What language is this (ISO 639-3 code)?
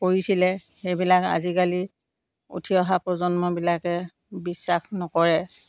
asm